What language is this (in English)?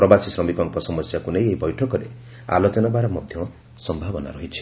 Odia